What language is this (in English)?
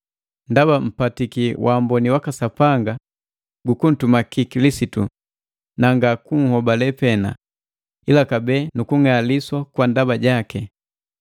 Matengo